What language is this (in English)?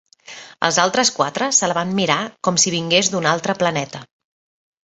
Catalan